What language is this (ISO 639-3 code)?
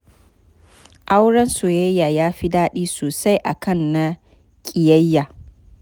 hau